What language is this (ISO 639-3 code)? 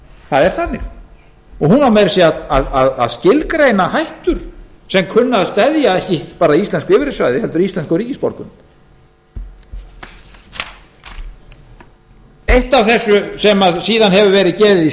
isl